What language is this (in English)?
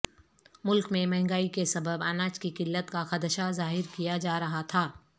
Urdu